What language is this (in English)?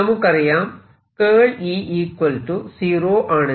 Malayalam